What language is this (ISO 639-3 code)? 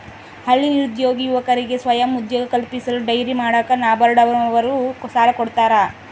kan